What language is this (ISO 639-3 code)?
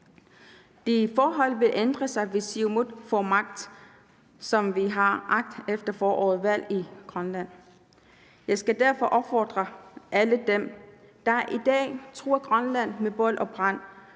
dan